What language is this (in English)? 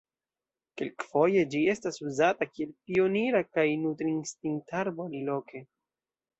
Esperanto